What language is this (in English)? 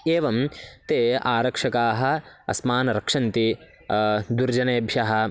Sanskrit